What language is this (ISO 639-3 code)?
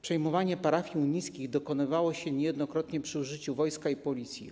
pol